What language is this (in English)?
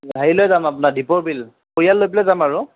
Assamese